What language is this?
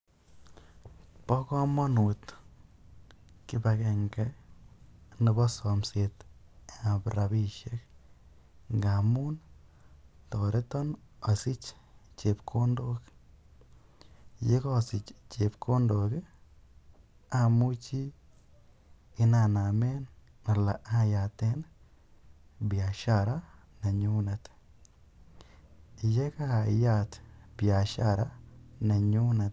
Kalenjin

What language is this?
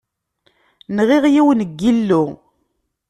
Kabyle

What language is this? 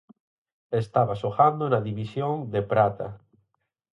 Galician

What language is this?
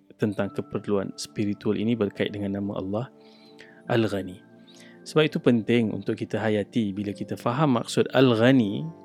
Malay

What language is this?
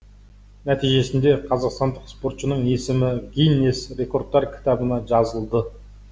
Kazakh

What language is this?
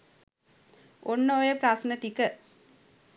Sinhala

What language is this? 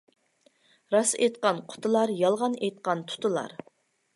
Uyghur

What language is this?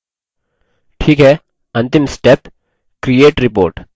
Hindi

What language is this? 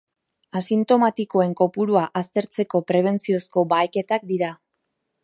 Basque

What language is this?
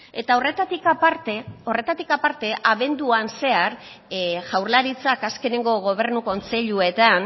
Basque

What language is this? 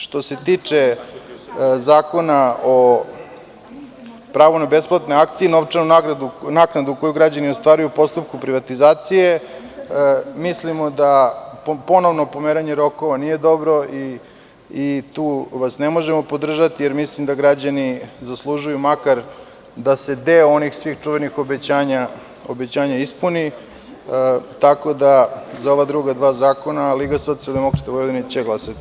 Serbian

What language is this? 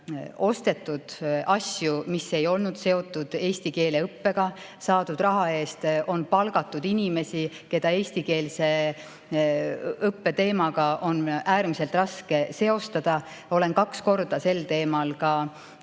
Estonian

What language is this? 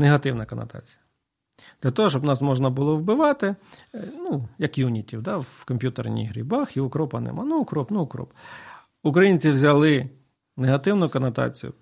Ukrainian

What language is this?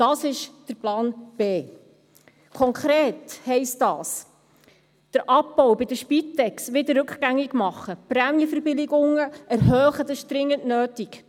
Swiss German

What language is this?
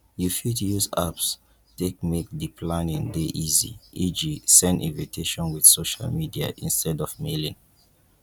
Nigerian Pidgin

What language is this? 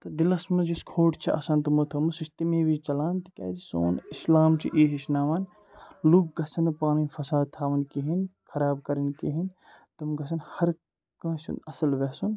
Kashmiri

